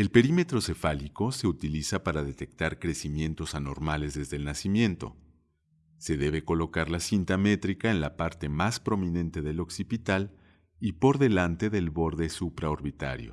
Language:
Spanish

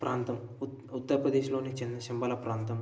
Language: Telugu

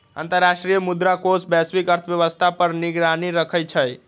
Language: Magahi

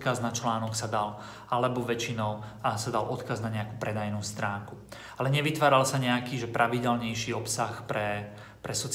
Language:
Slovak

